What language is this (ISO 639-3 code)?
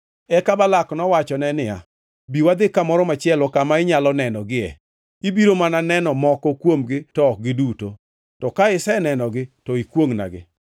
luo